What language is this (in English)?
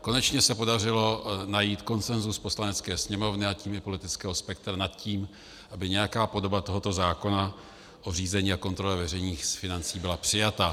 Czech